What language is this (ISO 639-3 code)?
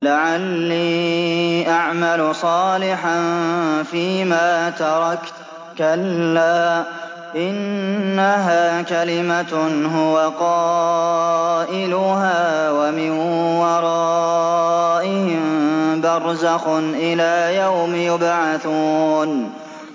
ara